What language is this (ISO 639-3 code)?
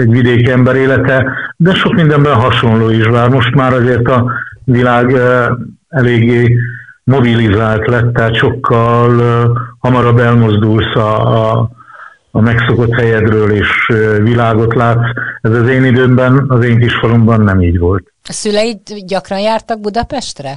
hun